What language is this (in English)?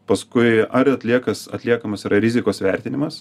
Lithuanian